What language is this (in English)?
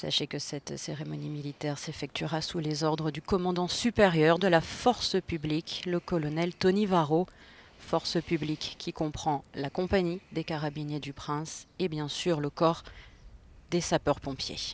French